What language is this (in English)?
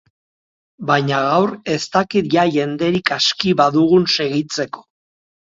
Basque